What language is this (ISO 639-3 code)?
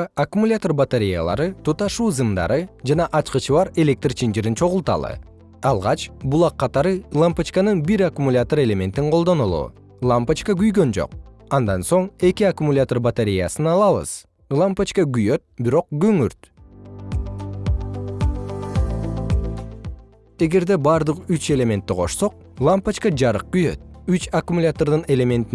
kir